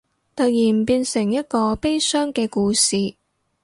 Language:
Cantonese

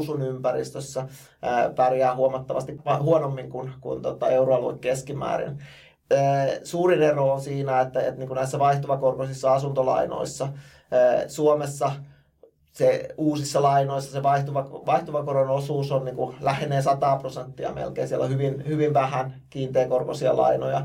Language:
Finnish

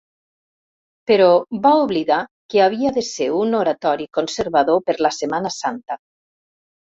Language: Catalan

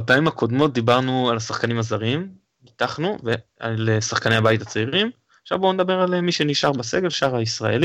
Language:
Hebrew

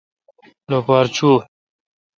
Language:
Kalkoti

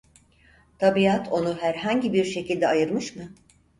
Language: Turkish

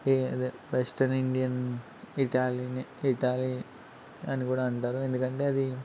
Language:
Telugu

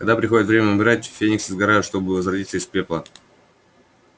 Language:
Russian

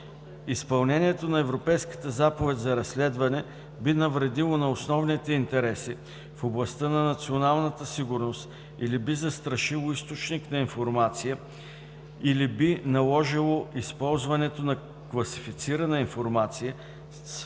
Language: Bulgarian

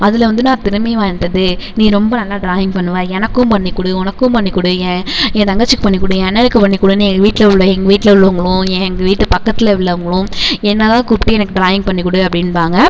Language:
Tamil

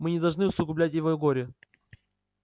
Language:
Russian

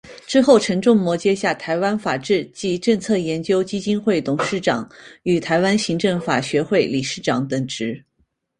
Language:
Chinese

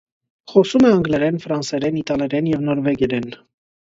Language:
Armenian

